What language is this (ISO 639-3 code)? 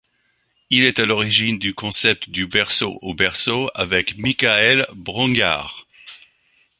fra